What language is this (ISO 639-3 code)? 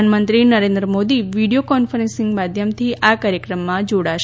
guj